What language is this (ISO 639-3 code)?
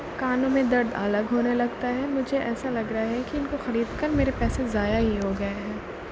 urd